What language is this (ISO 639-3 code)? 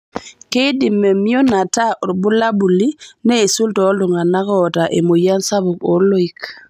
mas